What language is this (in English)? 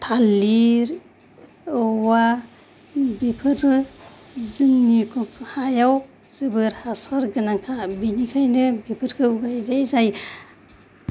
Bodo